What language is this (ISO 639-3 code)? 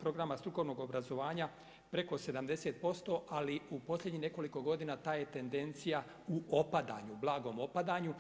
hrv